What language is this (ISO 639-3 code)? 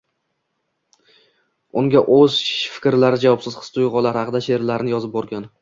uzb